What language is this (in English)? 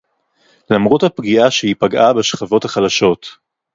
Hebrew